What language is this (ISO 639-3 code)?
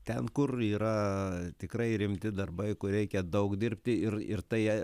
lit